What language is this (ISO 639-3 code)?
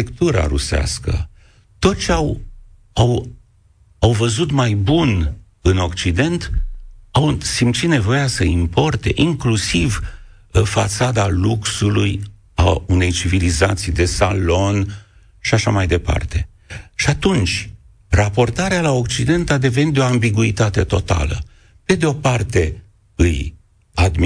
ron